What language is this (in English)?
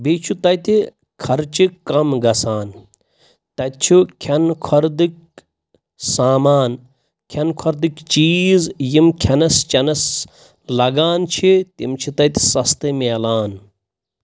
Kashmiri